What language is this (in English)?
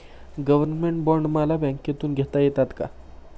Marathi